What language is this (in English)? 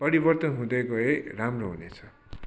Nepali